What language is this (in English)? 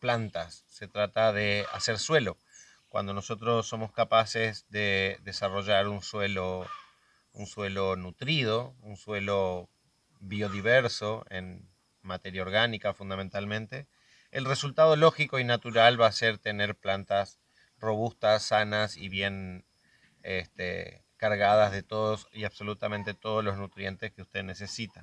Spanish